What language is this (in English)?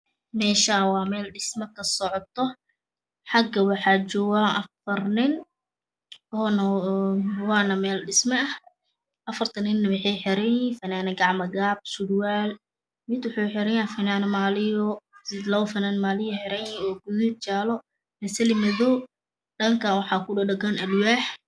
Somali